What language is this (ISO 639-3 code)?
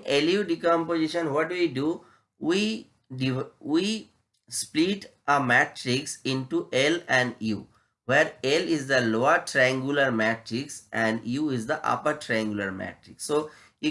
eng